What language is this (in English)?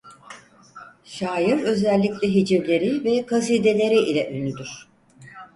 Turkish